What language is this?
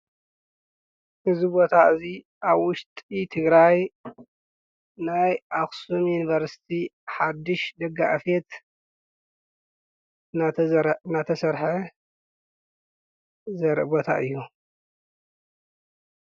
Tigrinya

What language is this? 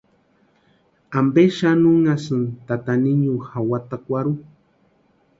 Western Highland Purepecha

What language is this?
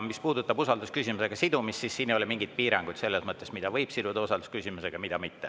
Estonian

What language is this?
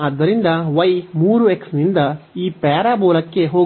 Kannada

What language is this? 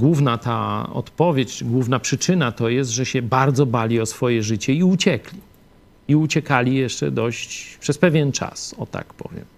Polish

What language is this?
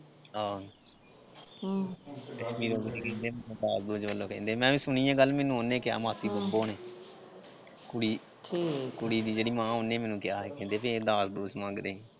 Punjabi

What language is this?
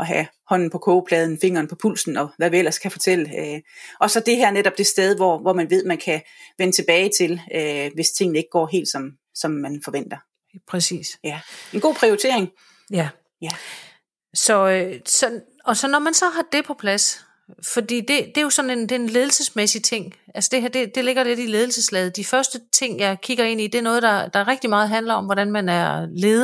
Danish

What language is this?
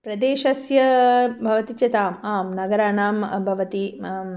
Sanskrit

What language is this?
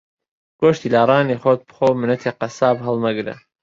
Central Kurdish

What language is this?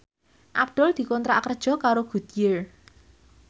Javanese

